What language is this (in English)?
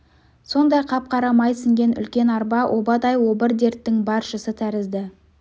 Kazakh